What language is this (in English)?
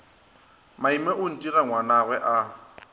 Northern Sotho